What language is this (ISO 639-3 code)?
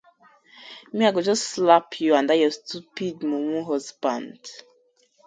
pcm